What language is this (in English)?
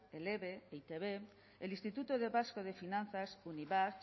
Spanish